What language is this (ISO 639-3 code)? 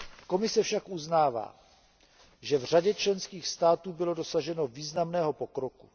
ces